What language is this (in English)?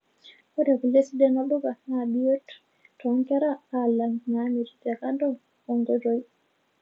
Masai